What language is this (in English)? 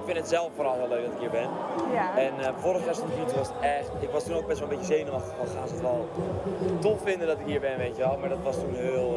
Dutch